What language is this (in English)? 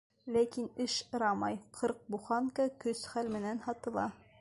Bashkir